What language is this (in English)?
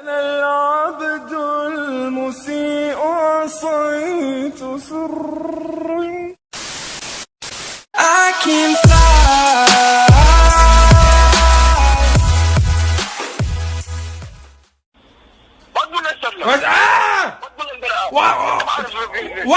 Arabic